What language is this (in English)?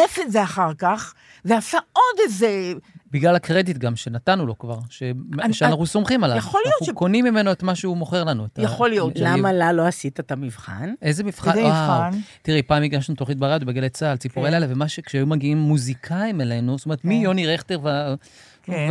Hebrew